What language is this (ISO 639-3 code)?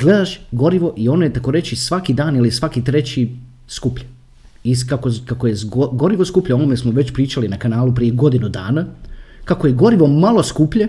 hrv